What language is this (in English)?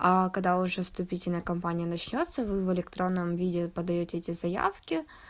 Russian